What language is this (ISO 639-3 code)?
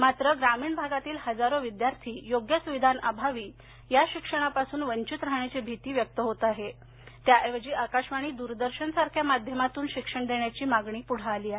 mar